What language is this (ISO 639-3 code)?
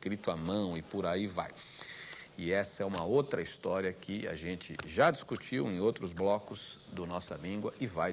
por